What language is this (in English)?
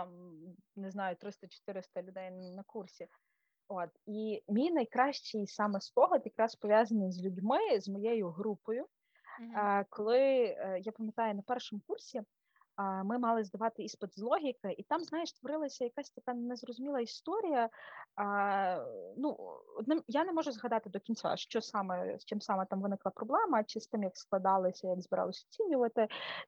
Ukrainian